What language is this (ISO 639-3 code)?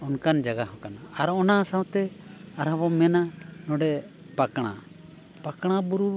sat